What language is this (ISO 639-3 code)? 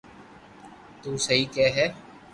lrk